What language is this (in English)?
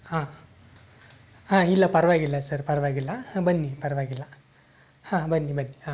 Kannada